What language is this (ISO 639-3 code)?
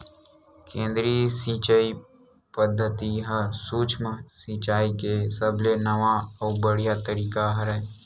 hne